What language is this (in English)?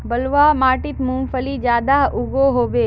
Magahi